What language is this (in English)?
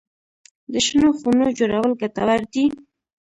Pashto